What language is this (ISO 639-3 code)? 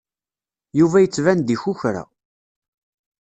kab